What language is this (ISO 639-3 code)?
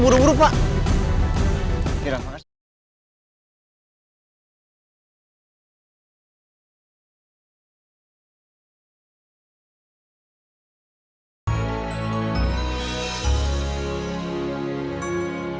ind